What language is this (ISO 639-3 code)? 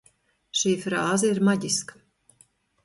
lav